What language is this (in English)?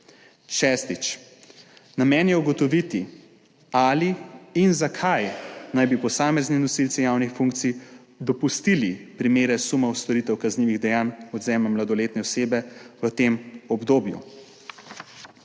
Slovenian